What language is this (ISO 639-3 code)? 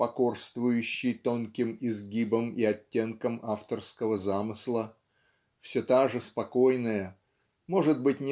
rus